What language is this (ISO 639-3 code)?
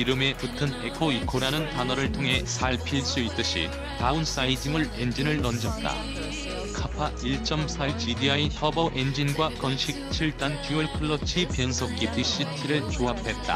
kor